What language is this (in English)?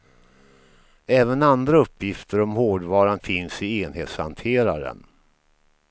Swedish